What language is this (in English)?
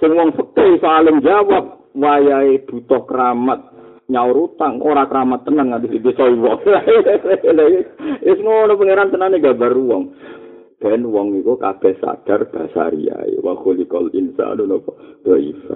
Malay